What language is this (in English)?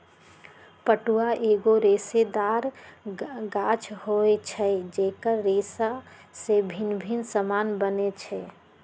Magahi